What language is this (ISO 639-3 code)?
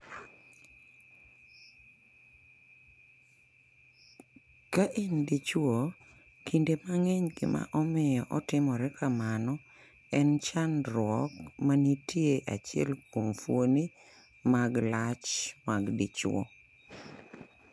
luo